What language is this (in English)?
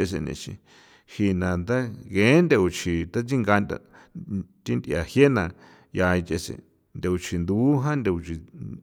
San Felipe Otlaltepec Popoloca